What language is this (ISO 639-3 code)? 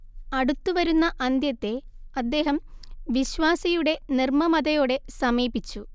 mal